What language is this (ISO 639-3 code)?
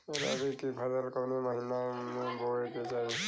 bho